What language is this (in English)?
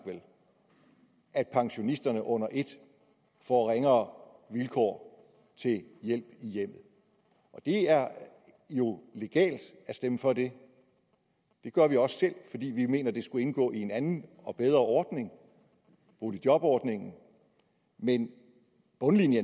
Danish